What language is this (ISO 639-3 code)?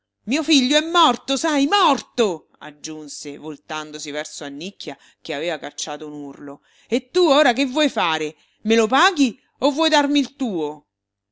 ita